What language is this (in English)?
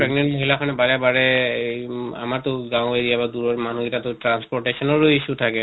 Assamese